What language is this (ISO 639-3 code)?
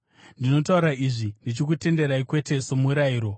sna